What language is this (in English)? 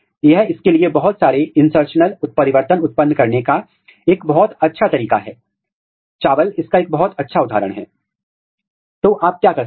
Hindi